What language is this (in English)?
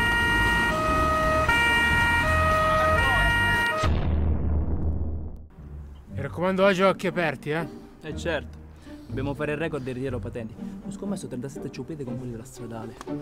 Italian